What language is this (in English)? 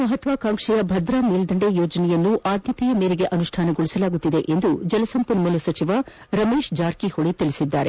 Kannada